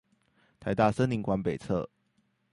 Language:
Chinese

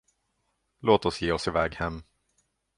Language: Swedish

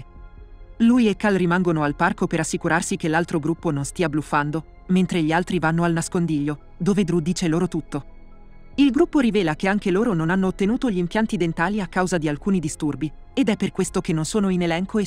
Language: Italian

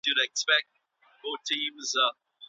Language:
Pashto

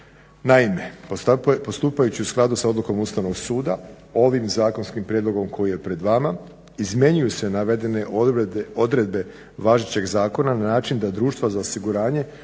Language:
Croatian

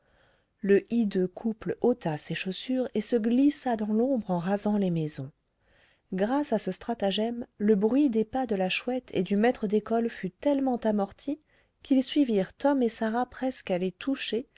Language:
French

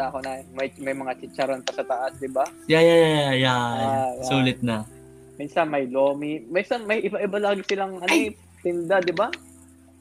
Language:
Filipino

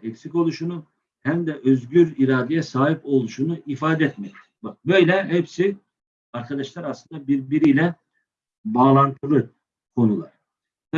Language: Turkish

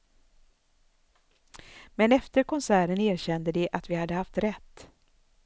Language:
Swedish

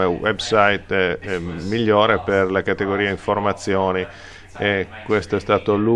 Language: Italian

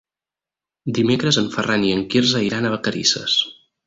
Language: Catalan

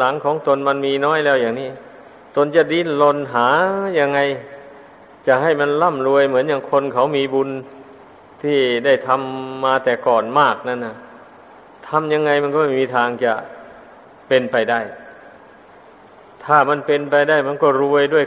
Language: Thai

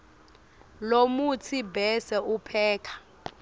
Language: Swati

